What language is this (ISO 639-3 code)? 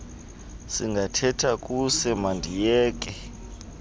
xho